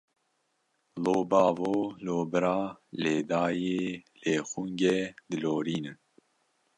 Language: Kurdish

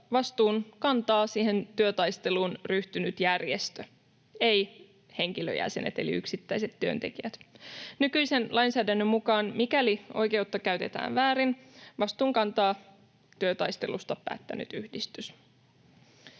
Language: Finnish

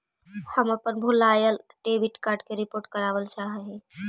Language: Magahi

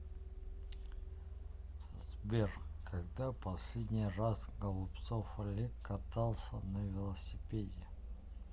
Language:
Russian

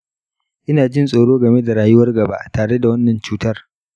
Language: Hausa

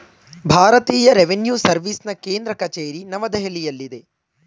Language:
Kannada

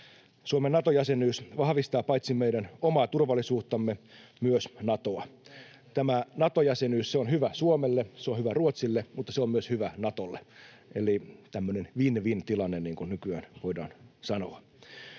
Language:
Finnish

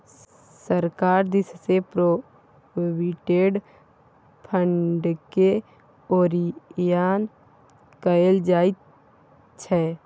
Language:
Maithili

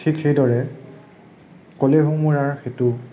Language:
Assamese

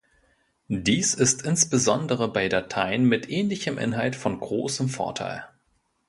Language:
German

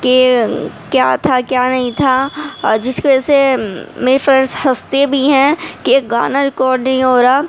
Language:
Urdu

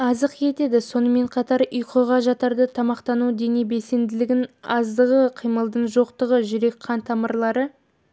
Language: Kazakh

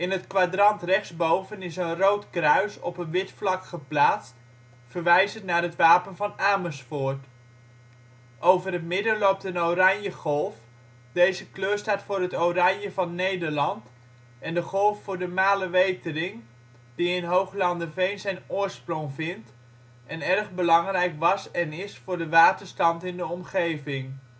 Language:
Dutch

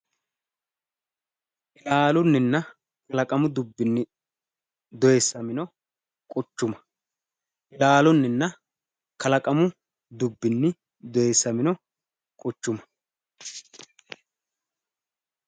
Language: Sidamo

